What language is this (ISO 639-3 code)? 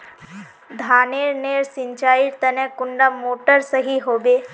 mag